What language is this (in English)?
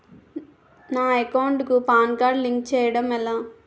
Telugu